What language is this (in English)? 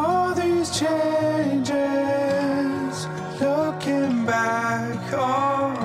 Danish